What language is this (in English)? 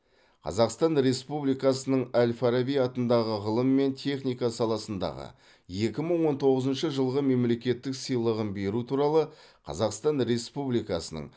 Kazakh